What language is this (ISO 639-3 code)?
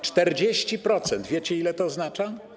pol